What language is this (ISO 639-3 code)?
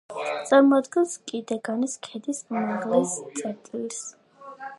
kat